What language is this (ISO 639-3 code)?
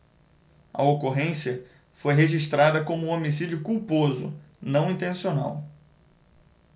por